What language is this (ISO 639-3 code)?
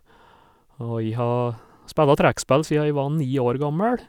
nor